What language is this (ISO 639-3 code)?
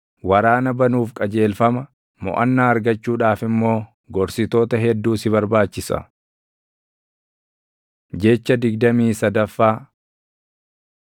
orm